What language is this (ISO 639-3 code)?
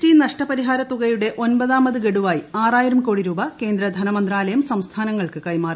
mal